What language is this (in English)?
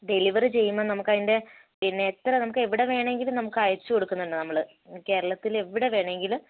Malayalam